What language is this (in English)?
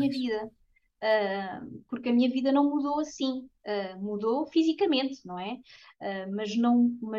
Portuguese